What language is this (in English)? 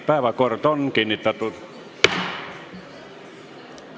Estonian